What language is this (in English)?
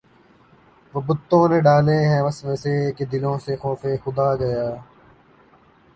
Urdu